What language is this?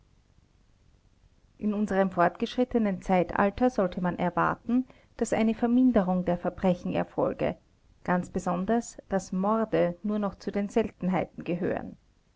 German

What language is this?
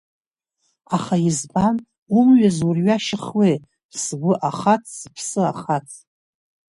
Abkhazian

